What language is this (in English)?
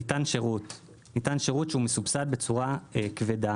Hebrew